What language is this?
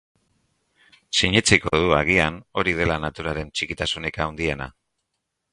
Basque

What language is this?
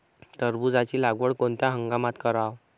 Marathi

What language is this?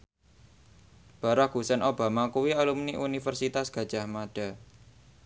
Javanese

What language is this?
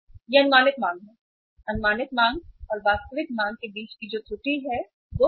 Hindi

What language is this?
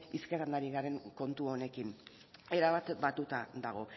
Basque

